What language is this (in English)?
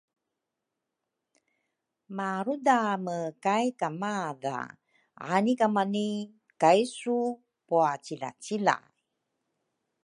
Rukai